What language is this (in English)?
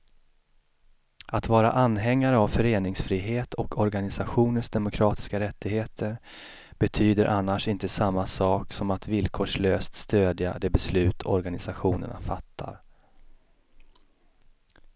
Swedish